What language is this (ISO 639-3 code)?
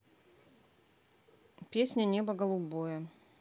rus